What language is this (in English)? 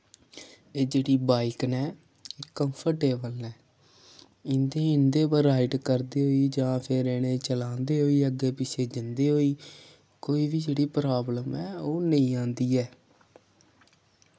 Dogri